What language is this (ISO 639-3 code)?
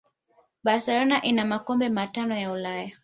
swa